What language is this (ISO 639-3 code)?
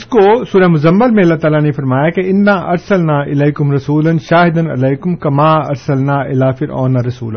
urd